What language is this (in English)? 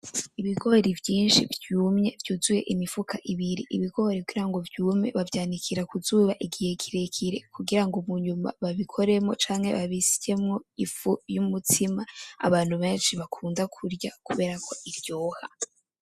Rundi